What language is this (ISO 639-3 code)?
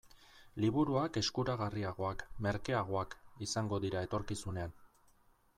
eus